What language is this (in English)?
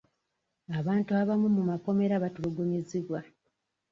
Ganda